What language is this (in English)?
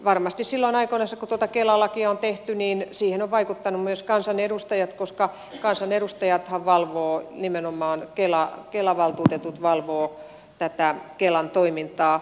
Finnish